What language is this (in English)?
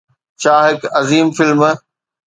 Sindhi